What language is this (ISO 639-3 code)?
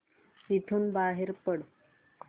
mar